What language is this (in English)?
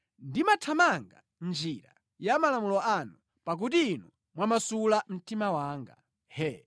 Nyanja